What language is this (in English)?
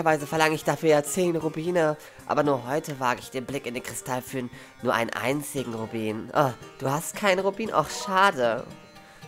German